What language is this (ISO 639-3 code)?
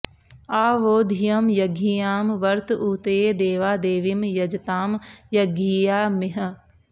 san